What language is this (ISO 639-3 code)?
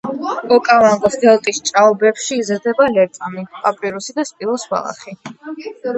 kat